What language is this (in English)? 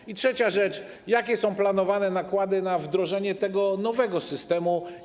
Polish